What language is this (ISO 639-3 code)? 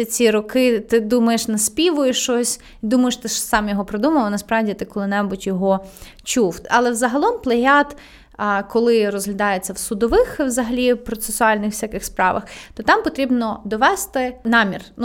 ukr